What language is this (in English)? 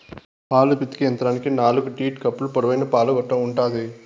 Telugu